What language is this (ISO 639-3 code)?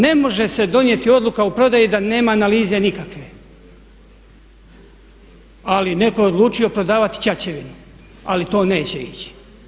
hrv